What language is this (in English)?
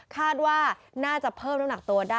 Thai